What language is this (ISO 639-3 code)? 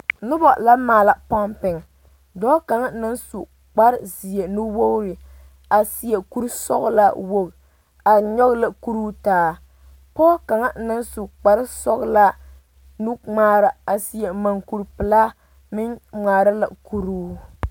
dga